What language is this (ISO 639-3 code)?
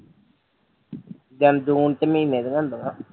pan